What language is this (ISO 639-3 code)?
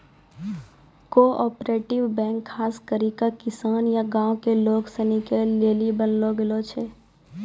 mai